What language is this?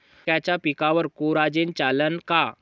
Marathi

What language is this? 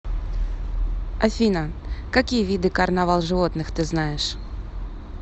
Russian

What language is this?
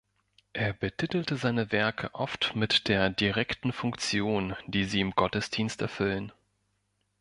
German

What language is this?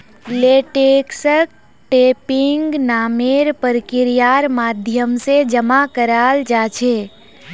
Magahi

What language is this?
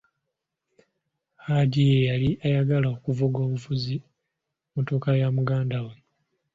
Ganda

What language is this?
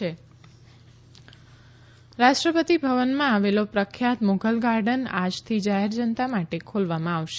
Gujarati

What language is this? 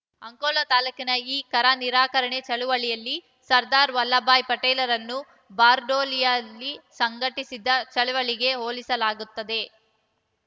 Kannada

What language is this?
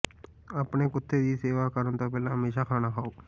Punjabi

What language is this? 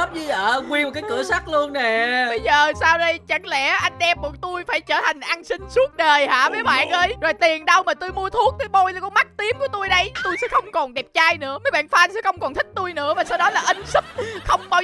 Vietnamese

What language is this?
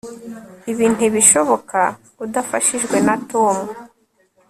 Kinyarwanda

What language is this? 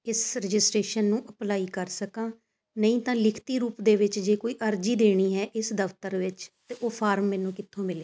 Punjabi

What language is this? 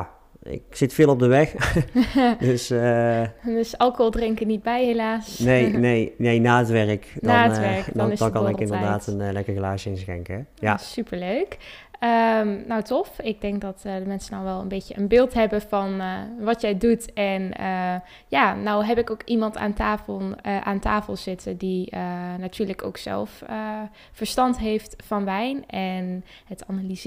Dutch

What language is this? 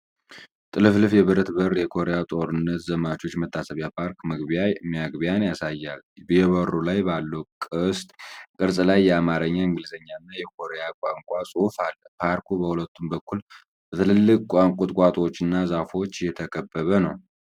Amharic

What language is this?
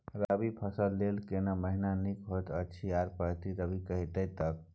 Maithili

